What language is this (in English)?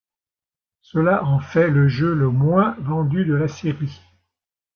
French